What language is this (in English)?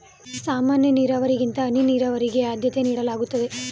Kannada